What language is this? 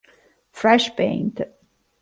Italian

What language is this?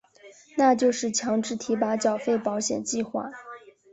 Chinese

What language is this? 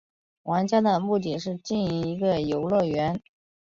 Chinese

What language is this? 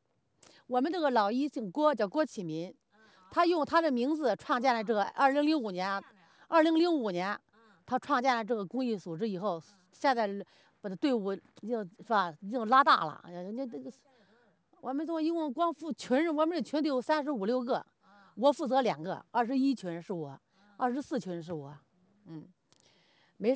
Chinese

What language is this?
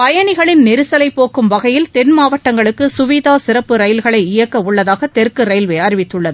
Tamil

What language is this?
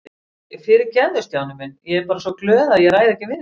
Icelandic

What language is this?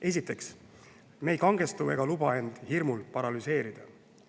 Estonian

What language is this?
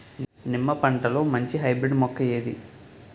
Telugu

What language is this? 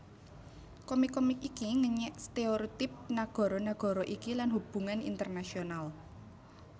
Javanese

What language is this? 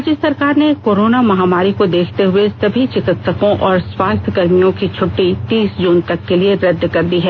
Hindi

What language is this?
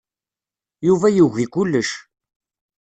Kabyle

